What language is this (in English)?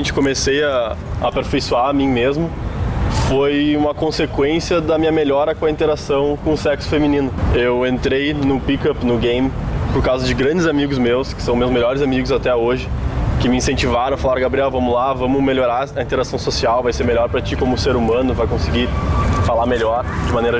Portuguese